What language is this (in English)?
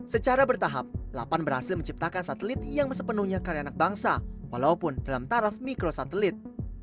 Indonesian